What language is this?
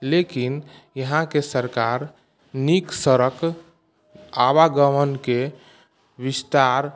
Maithili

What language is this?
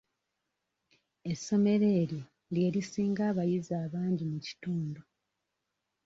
Ganda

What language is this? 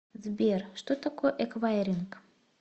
Russian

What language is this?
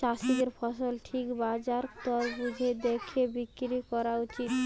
Bangla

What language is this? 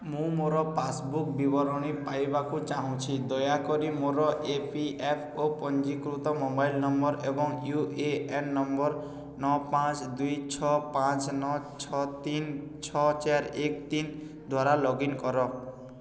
Odia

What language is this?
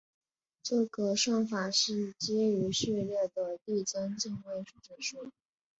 Chinese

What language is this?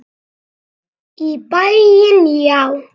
Icelandic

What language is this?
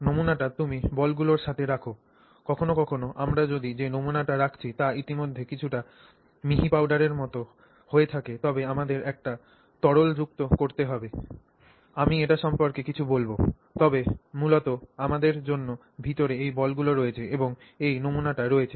Bangla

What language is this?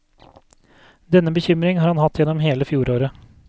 Norwegian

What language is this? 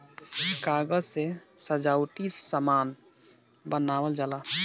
Bhojpuri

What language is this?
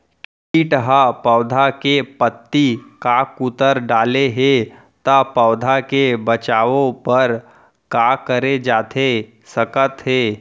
Chhattisgarhi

